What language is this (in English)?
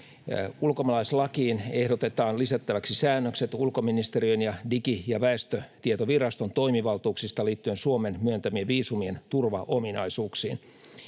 Finnish